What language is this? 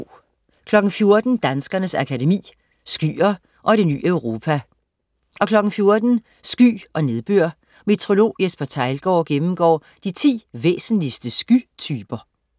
Danish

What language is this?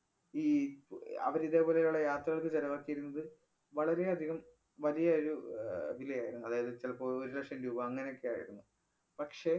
Malayalam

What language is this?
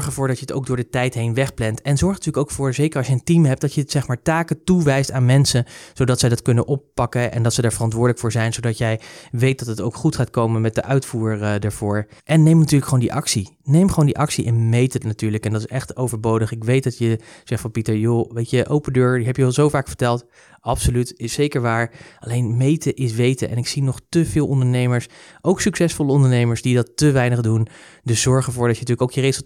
Dutch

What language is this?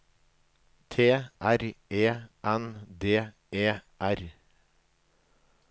Norwegian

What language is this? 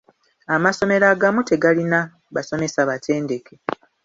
Ganda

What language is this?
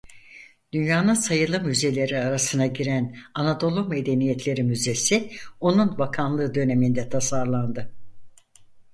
Turkish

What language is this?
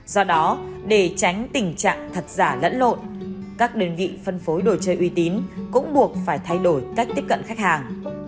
Vietnamese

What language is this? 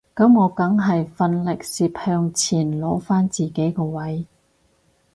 Cantonese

